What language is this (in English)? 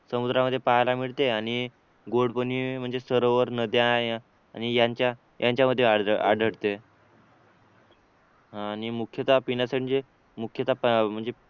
Marathi